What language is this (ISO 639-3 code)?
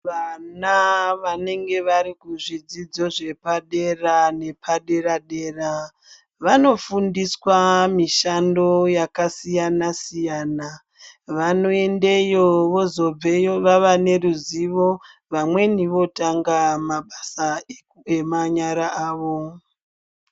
ndc